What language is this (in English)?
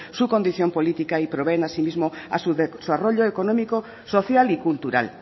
Spanish